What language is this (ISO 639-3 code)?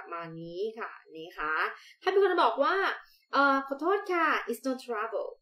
tha